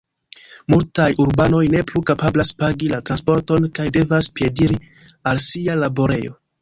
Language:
Esperanto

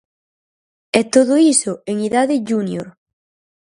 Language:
Galician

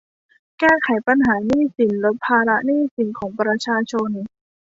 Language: Thai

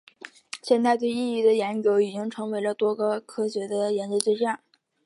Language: Chinese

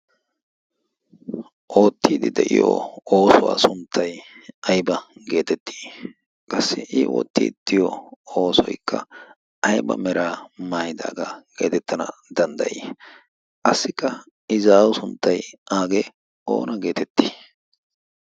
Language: Wolaytta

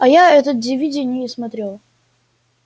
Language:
Russian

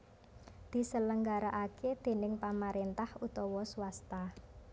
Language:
Javanese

